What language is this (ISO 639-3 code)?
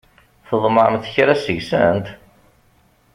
kab